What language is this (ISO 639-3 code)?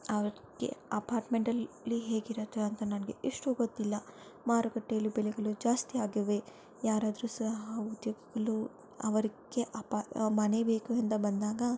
kan